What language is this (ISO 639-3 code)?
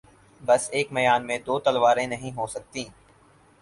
urd